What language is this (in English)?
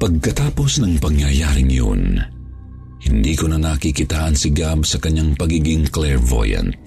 Filipino